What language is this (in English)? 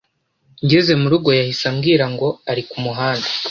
Kinyarwanda